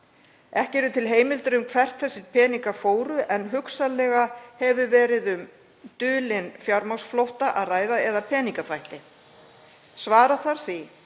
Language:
Icelandic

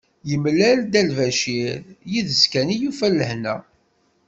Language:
Kabyle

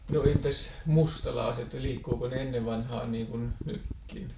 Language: Finnish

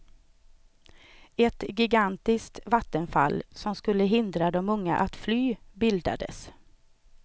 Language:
Swedish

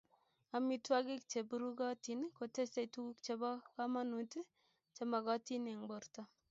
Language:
Kalenjin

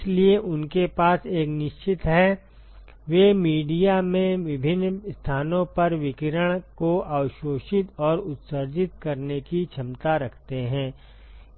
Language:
Hindi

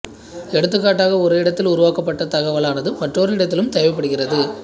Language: Tamil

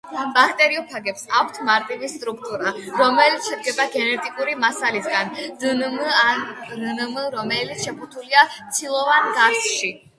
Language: Georgian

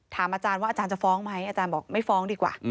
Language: Thai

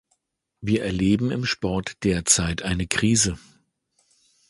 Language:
German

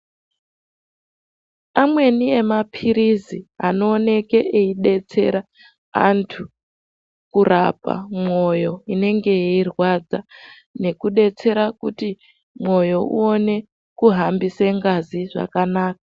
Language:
Ndau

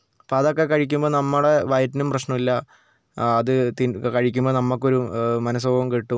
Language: Malayalam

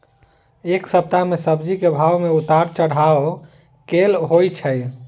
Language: Maithili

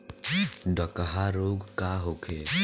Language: Bhojpuri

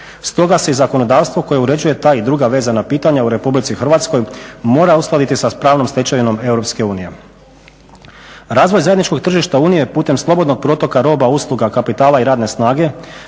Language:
Croatian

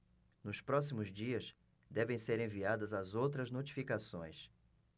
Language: Portuguese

